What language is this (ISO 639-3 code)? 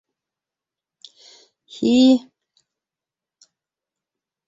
bak